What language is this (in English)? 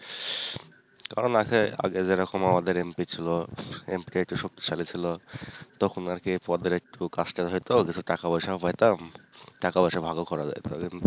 Bangla